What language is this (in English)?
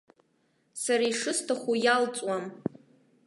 Abkhazian